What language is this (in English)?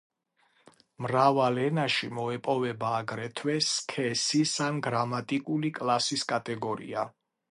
Georgian